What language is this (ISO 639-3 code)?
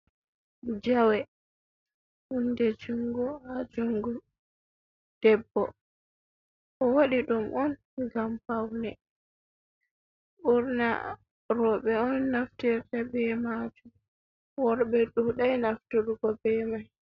ful